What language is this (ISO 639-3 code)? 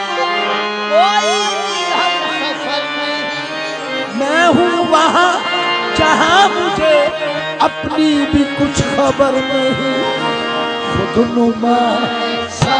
hin